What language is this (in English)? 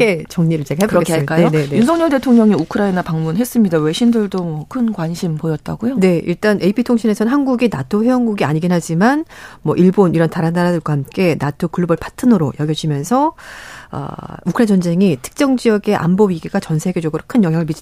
Korean